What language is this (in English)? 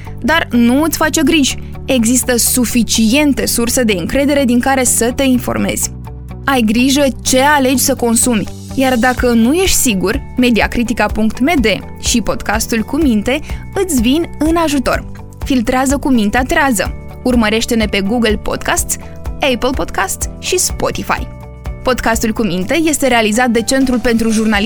Romanian